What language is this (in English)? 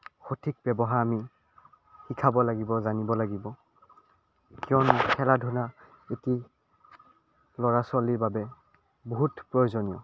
Assamese